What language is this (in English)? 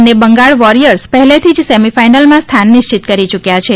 Gujarati